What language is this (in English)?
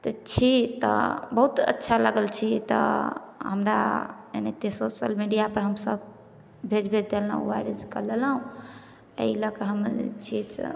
Maithili